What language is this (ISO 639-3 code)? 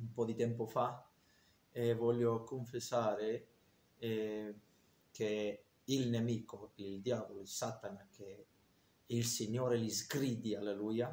ita